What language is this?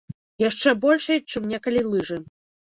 Belarusian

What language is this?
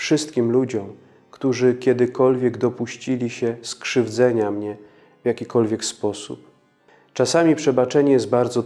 Polish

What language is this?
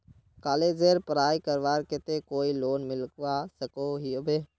Magahi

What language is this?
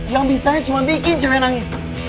Indonesian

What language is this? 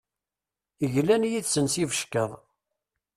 Kabyle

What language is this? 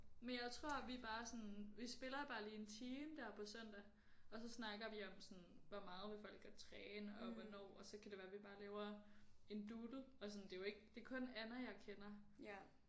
Danish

